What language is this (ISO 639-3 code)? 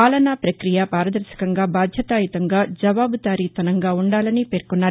tel